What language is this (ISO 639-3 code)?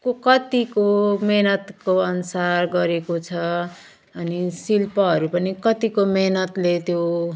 nep